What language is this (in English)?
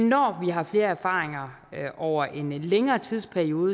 Danish